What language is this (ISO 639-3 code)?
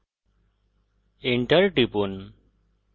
ben